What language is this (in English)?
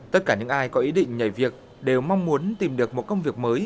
Vietnamese